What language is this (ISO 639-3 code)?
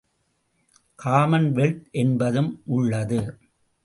tam